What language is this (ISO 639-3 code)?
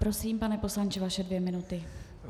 ces